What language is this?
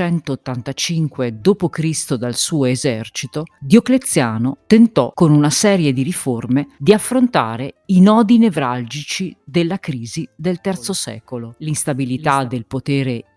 Italian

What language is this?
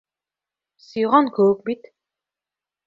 Bashkir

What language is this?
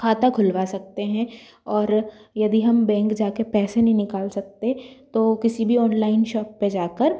Hindi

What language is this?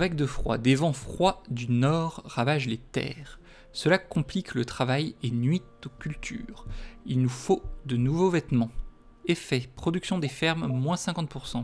French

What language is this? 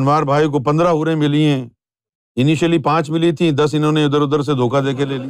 Urdu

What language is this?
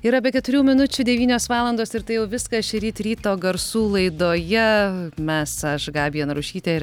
Lithuanian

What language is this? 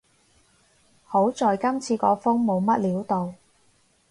Cantonese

